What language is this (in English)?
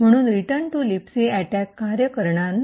Marathi